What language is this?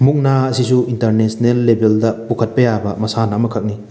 Manipuri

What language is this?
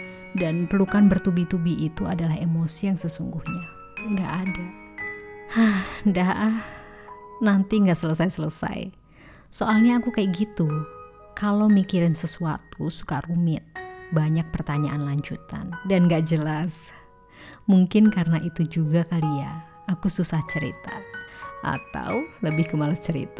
Indonesian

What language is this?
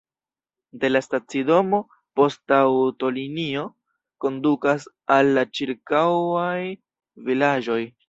Esperanto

